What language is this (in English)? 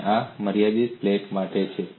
Gujarati